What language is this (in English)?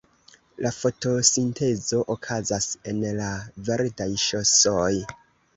Esperanto